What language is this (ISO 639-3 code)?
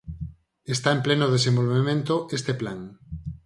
glg